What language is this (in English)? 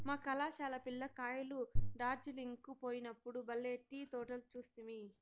Telugu